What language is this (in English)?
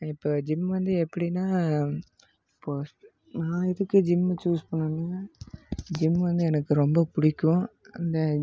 Tamil